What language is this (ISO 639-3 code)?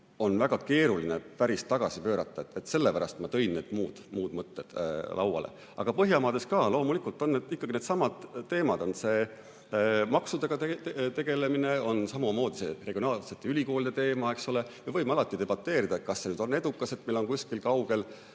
est